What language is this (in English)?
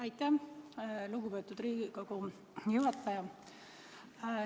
Estonian